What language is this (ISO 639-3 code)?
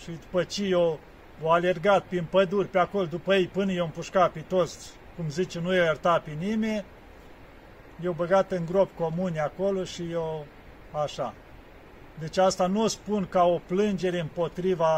ron